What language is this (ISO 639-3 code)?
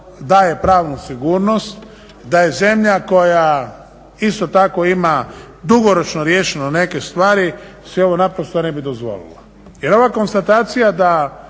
hrv